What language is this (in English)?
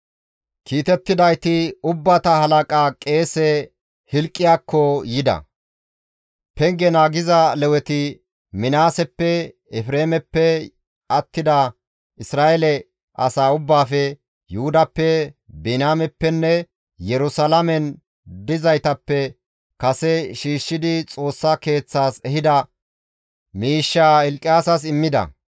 Gamo